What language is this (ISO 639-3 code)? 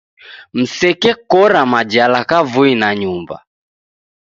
dav